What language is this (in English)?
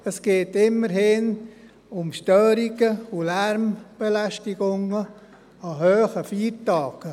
Swiss German